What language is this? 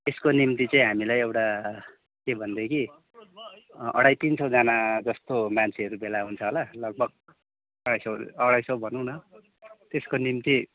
Nepali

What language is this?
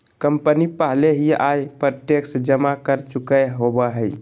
Magahi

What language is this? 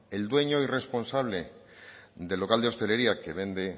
Spanish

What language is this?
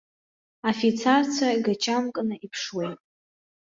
Abkhazian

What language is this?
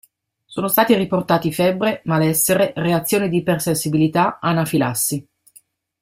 Italian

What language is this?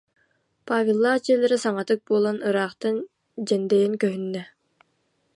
Yakut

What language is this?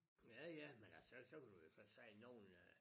Danish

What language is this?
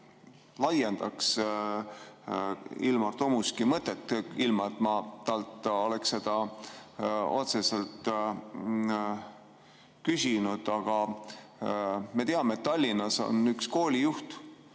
Estonian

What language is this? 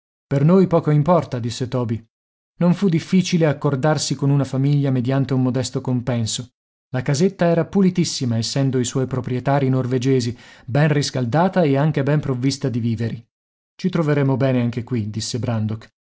Italian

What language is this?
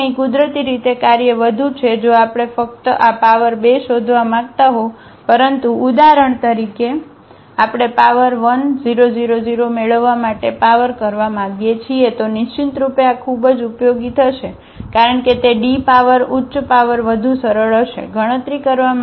Gujarati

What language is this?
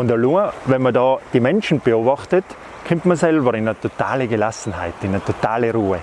German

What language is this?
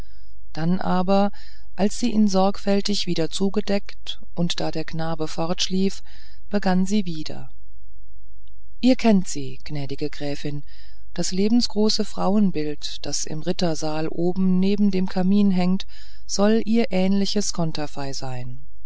German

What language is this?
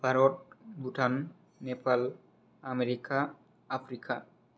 Bodo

